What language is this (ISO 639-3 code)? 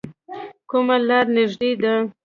pus